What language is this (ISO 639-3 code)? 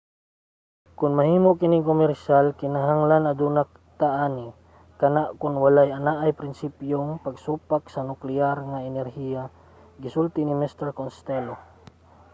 ceb